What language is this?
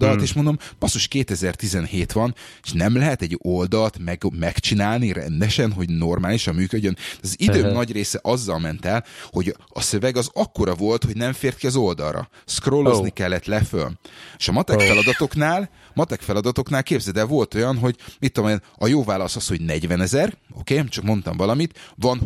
Hungarian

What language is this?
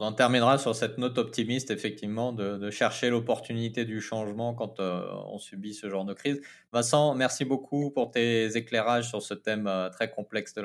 French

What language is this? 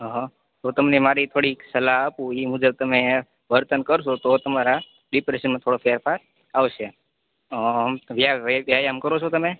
Gujarati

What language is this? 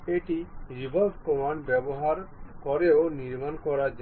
Bangla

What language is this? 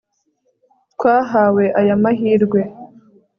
Kinyarwanda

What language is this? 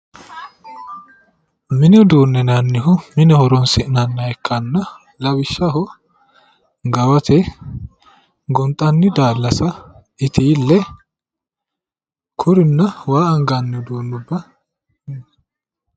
Sidamo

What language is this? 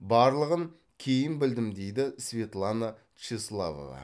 Kazakh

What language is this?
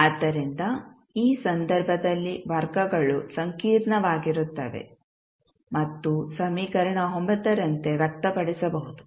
Kannada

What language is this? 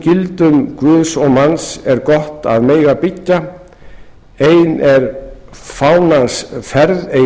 Icelandic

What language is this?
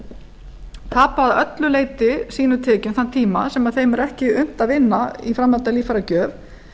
Icelandic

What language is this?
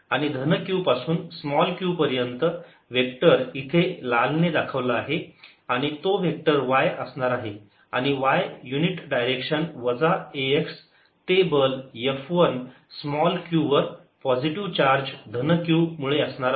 Marathi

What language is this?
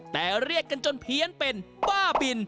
Thai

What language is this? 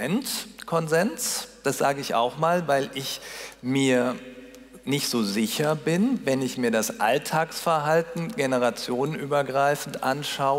German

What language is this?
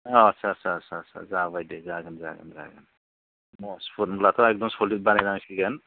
Bodo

